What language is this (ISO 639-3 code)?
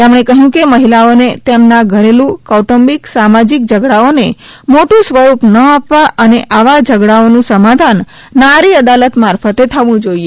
guj